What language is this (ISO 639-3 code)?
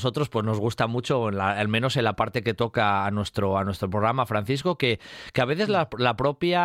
spa